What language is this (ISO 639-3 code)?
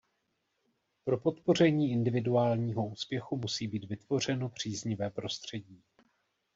ces